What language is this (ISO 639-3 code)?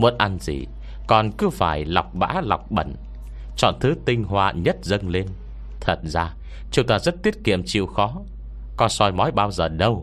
vie